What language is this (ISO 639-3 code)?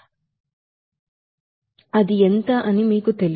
tel